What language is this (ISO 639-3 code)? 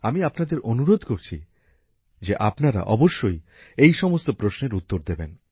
ben